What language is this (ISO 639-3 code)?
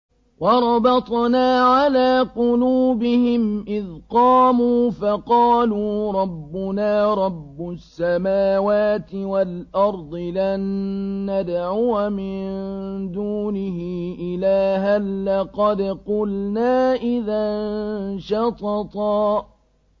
ara